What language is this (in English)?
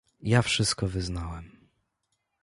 Polish